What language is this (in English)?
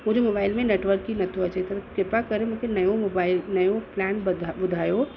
Sindhi